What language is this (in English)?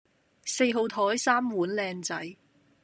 Cantonese